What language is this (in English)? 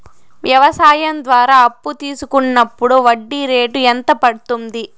Telugu